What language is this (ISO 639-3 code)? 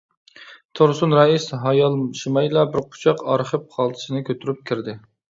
uig